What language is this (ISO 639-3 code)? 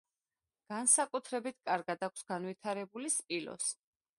kat